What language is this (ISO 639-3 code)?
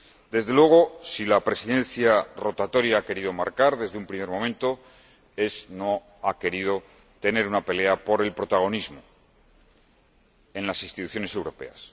spa